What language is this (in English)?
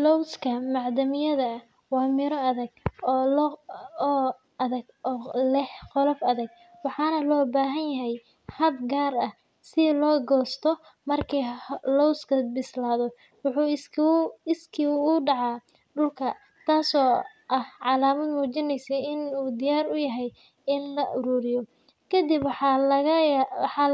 Somali